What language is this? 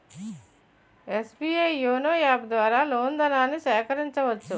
Telugu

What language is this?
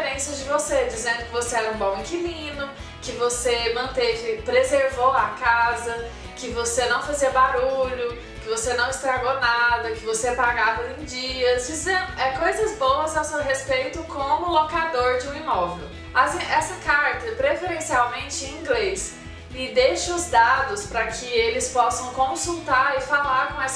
Portuguese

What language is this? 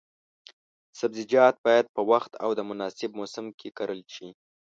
Pashto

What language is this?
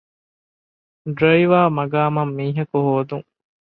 Divehi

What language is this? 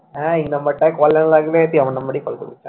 Bangla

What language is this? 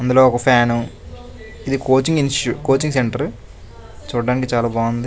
Telugu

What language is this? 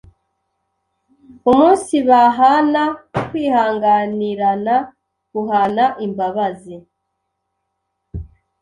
Kinyarwanda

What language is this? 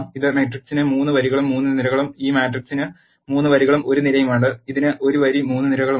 Malayalam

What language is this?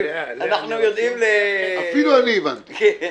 Hebrew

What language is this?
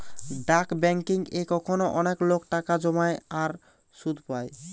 Bangla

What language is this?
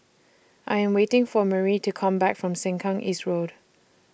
English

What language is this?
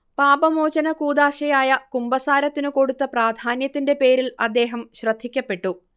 Malayalam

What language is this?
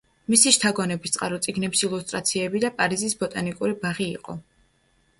Georgian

